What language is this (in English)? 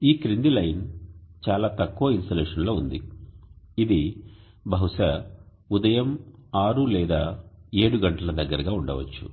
Telugu